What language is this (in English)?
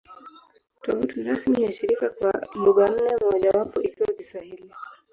Swahili